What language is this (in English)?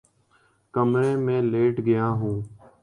Urdu